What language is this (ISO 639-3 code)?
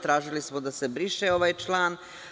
srp